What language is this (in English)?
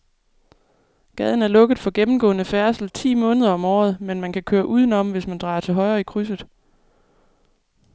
Danish